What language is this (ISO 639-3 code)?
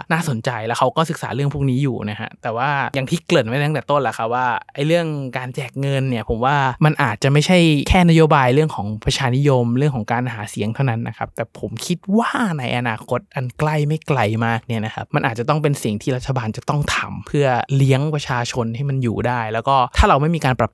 tha